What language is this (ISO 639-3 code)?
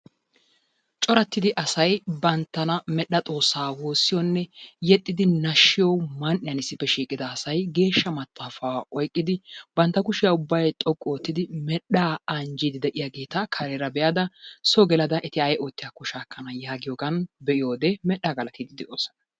wal